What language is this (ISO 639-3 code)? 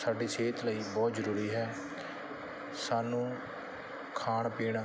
pan